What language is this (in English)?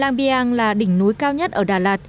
Vietnamese